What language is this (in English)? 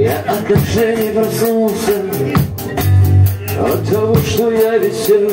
Arabic